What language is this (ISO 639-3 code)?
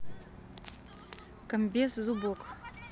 rus